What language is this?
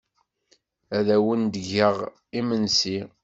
Kabyle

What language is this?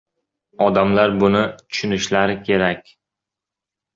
Uzbek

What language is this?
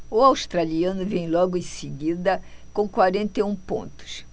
Portuguese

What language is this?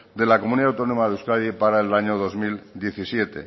Spanish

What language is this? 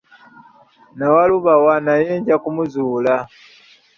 Ganda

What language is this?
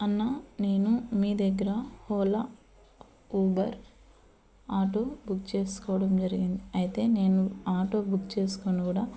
Telugu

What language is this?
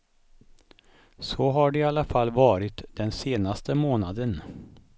Swedish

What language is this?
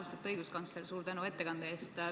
Estonian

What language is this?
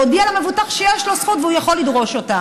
Hebrew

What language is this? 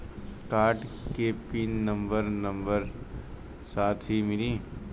Bhojpuri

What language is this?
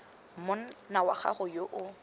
Tswana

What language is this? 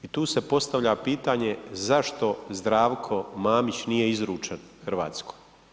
Croatian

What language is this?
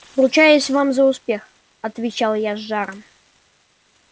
Russian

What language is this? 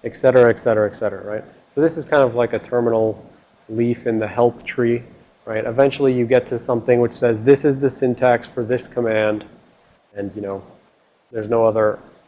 English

